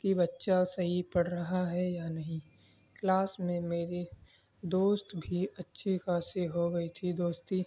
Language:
Urdu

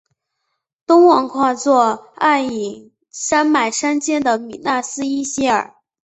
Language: Chinese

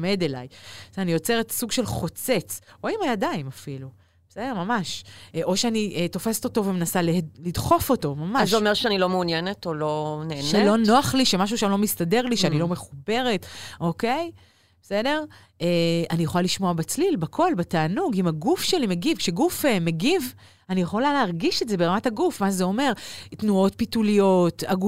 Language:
Hebrew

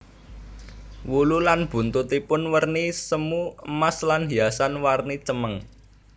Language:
Javanese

